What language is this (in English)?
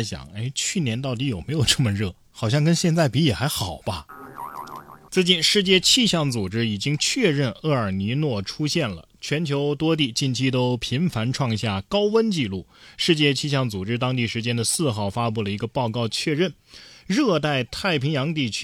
Chinese